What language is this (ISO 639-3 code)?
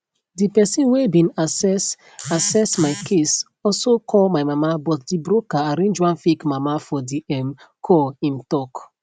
pcm